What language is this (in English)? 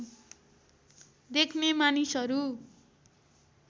Nepali